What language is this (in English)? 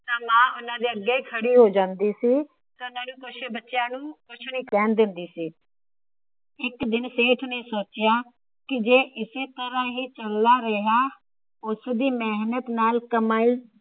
Punjabi